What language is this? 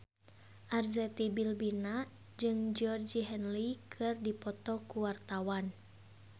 Sundanese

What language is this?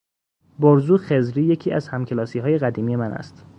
Persian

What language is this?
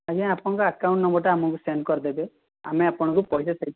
Odia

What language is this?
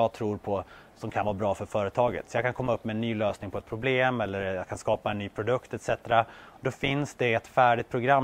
Swedish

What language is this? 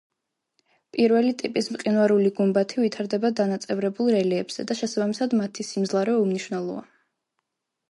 Georgian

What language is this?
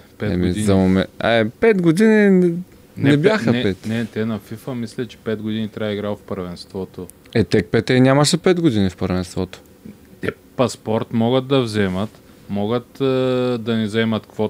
Bulgarian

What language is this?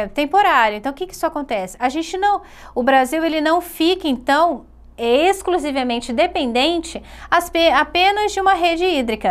Portuguese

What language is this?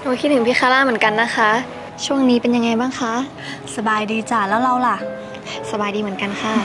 Thai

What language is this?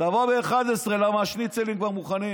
Hebrew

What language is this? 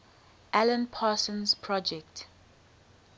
English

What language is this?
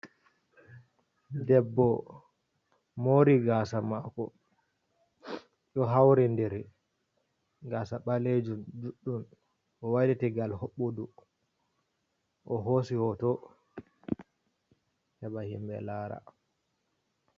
Fula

